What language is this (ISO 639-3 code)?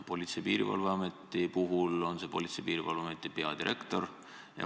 est